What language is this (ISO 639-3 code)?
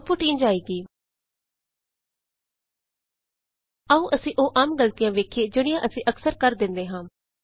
pan